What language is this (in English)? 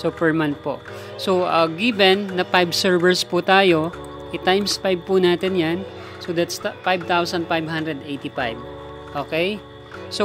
Filipino